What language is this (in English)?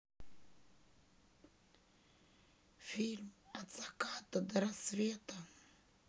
Russian